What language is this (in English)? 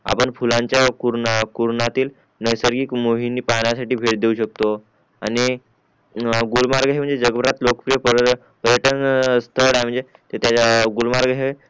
Marathi